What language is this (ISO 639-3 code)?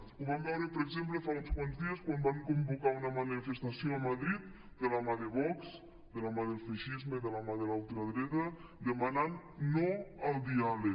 cat